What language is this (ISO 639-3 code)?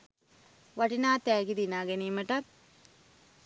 sin